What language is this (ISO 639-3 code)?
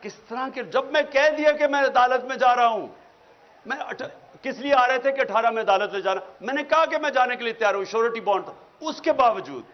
urd